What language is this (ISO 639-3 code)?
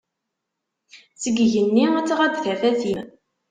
kab